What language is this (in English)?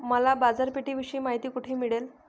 Marathi